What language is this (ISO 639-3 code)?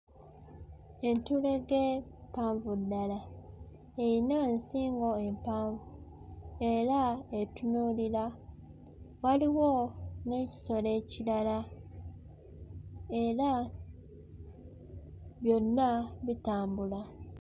lug